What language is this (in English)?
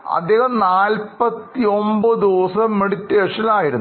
Malayalam